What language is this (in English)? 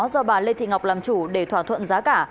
Vietnamese